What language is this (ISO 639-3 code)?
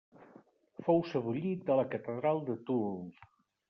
cat